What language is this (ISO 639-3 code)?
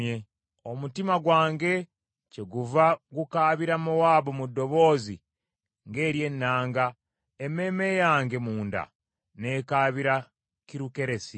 lug